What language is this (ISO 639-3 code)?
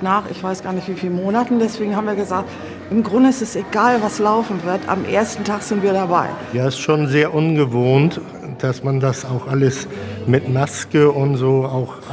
deu